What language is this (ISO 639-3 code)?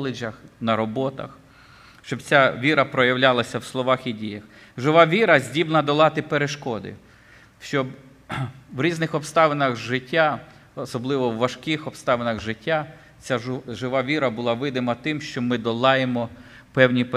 ukr